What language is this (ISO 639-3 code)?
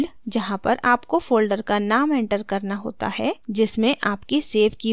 hin